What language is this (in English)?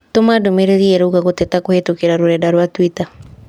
Kikuyu